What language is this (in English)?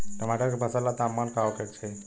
Bhojpuri